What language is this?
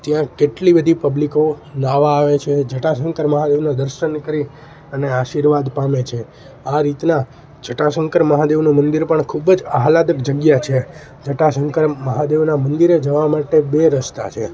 Gujarati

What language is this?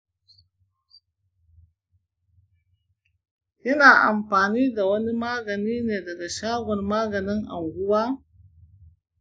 Hausa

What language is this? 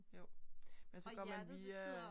Danish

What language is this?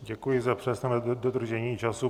Czech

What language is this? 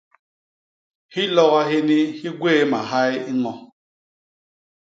Basaa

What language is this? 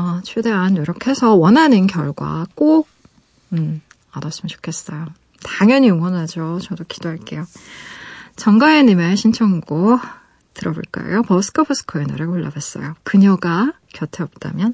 Korean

